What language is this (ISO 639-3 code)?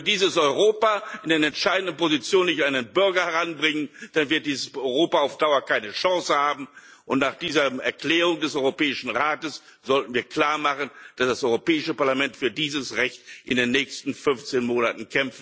deu